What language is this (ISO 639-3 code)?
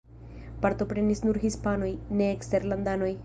epo